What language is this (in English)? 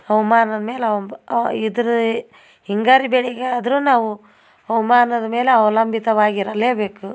Kannada